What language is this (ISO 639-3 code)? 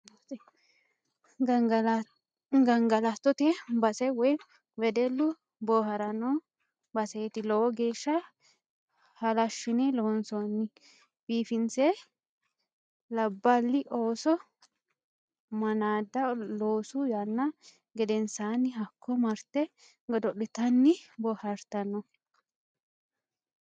sid